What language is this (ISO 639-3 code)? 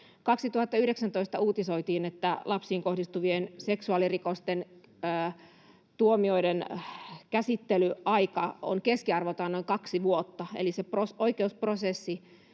fin